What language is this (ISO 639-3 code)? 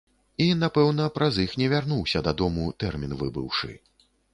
bel